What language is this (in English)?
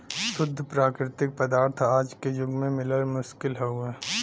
Bhojpuri